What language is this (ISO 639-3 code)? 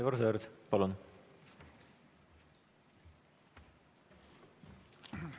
est